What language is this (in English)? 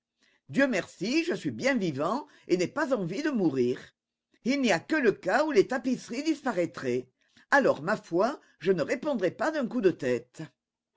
French